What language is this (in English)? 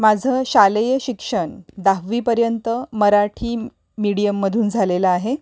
Marathi